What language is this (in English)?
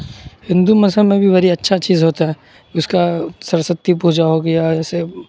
Urdu